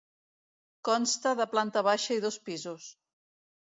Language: Catalan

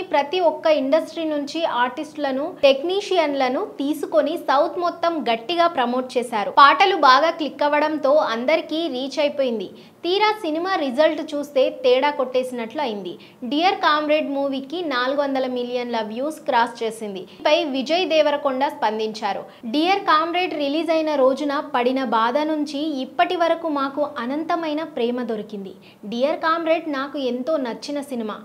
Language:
Telugu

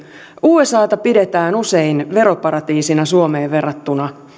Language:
Finnish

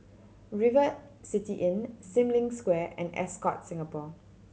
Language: English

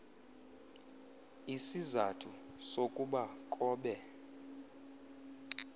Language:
Xhosa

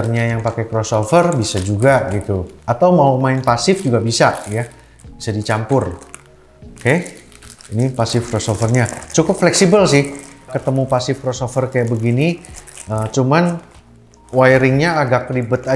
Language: Indonesian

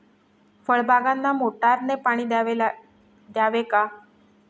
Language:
Marathi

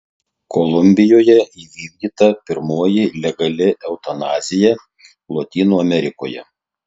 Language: Lithuanian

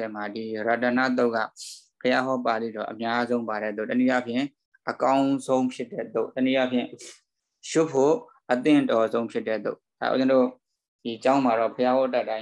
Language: Indonesian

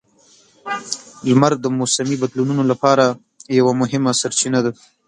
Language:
Pashto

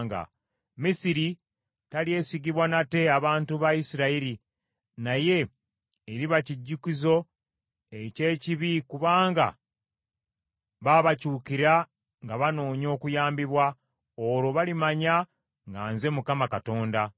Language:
Ganda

